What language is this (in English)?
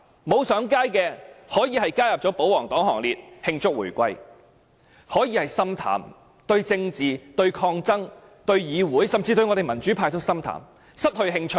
Cantonese